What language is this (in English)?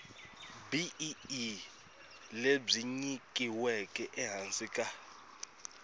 Tsonga